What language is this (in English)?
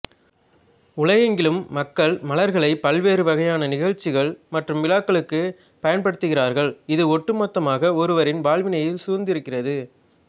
Tamil